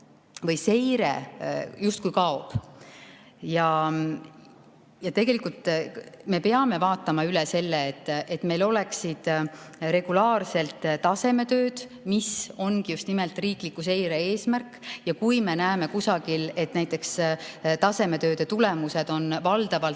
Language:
Estonian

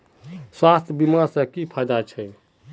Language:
Magahi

